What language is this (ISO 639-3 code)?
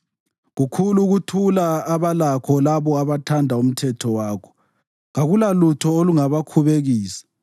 nde